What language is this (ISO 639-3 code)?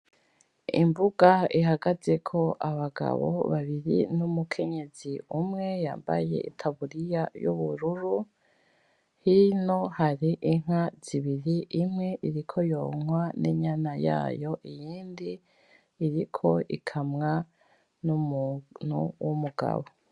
run